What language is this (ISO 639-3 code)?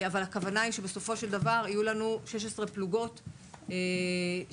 heb